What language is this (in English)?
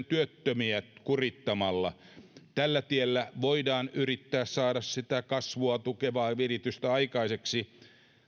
Finnish